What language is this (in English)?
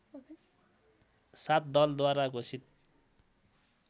Nepali